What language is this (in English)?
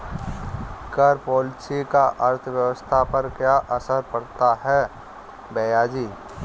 Hindi